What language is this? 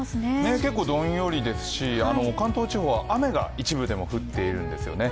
Japanese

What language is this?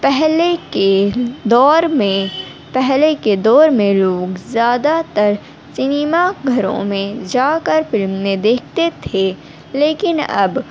Urdu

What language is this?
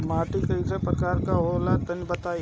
Bhojpuri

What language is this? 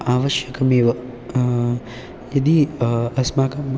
Sanskrit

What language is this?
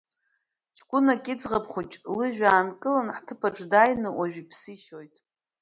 Abkhazian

